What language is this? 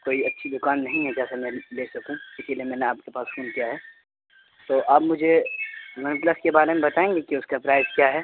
Urdu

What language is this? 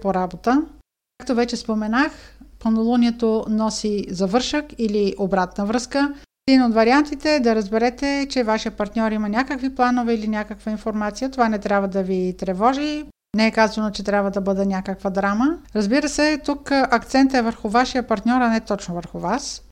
Bulgarian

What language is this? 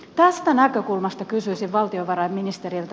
Finnish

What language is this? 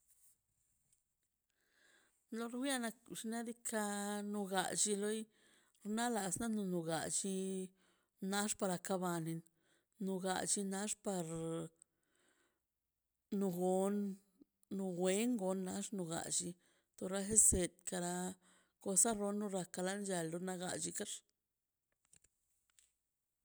Mazaltepec Zapotec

